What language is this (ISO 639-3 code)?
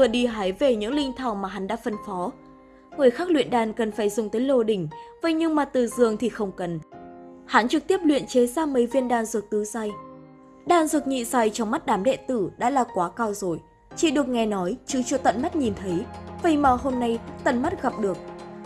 vie